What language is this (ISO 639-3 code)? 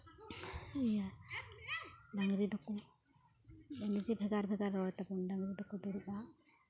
sat